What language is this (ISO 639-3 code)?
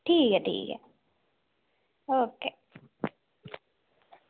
doi